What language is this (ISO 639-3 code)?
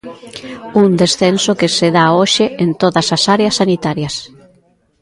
glg